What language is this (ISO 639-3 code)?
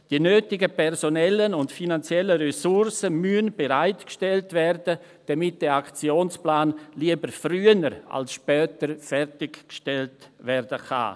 gsw